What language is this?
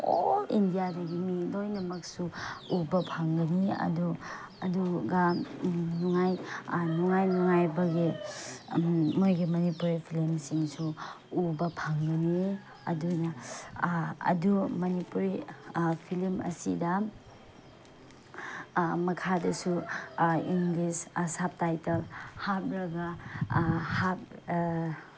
Manipuri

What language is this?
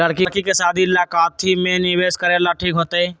Magahi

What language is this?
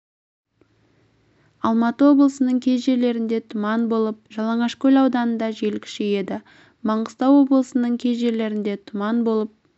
Kazakh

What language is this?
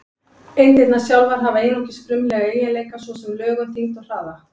Icelandic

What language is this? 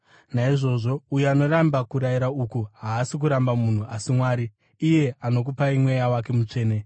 Shona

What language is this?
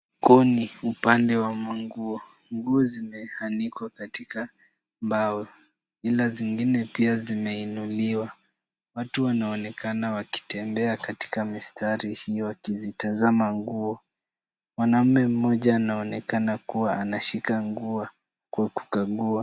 Swahili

